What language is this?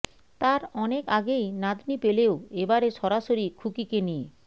Bangla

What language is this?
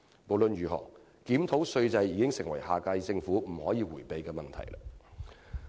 Cantonese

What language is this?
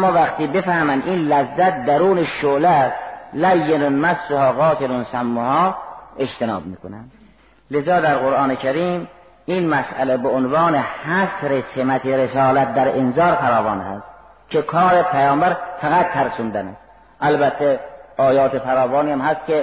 Persian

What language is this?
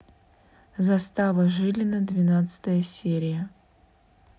Russian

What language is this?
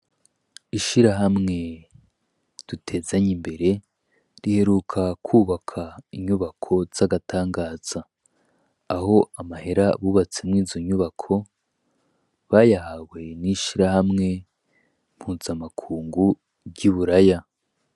Rundi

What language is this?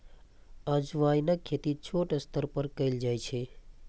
Maithili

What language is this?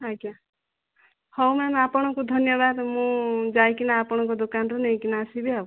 Odia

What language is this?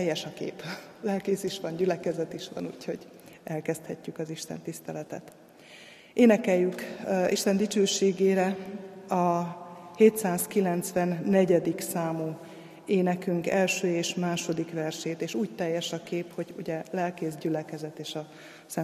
Hungarian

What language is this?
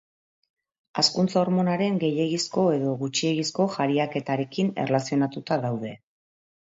Basque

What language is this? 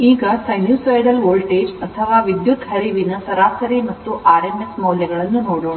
Kannada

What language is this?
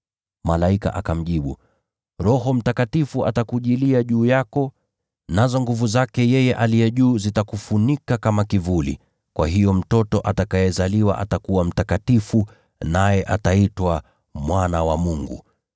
Swahili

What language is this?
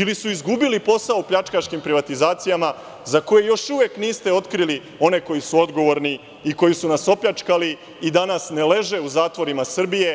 Serbian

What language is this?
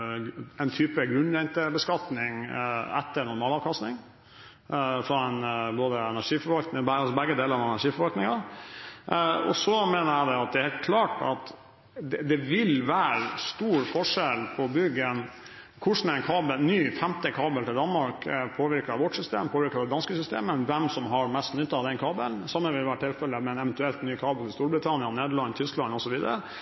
Norwegian Bokmål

